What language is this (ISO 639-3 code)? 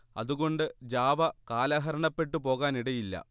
mal